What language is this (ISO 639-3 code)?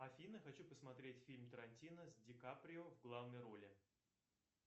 rus